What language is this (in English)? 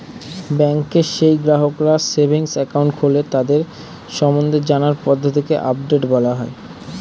Bangla